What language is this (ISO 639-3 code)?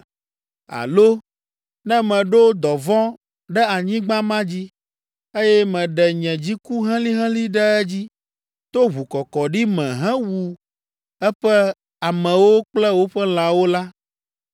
ewe